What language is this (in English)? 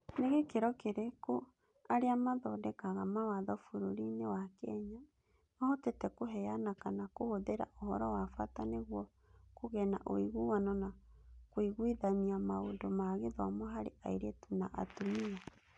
Kikuyu